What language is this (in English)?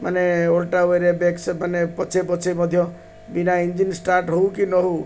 Odia